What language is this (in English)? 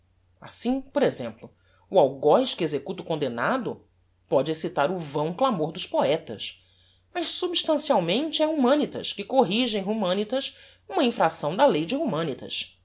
Portuguese